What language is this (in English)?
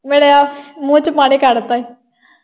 Punjabi